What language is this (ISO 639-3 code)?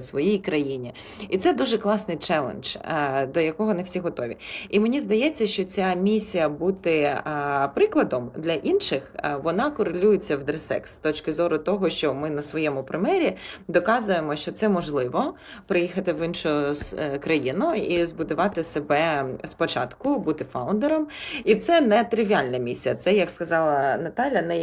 ukr